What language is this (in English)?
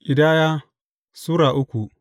Hausa